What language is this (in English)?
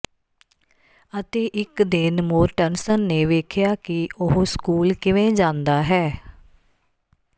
Punjabi